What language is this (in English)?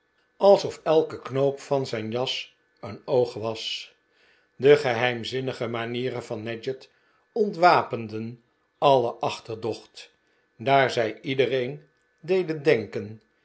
Dutch